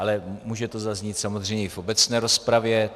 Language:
Czech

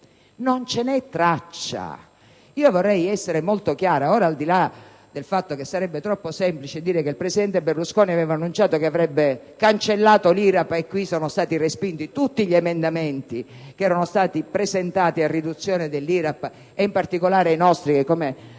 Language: Italian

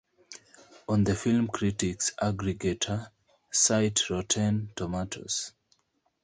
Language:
English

